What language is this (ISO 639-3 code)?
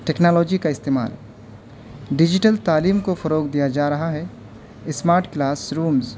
urd